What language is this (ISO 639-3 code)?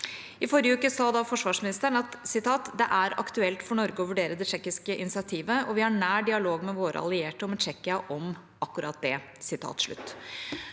nor